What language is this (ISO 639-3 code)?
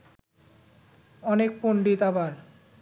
ben